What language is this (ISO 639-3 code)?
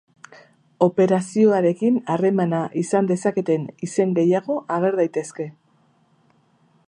eus